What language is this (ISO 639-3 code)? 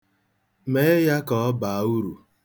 ibo